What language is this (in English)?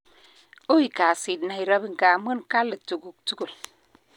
Kalenjin